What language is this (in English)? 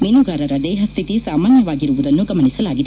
Kannada